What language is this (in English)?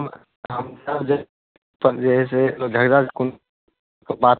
Maithili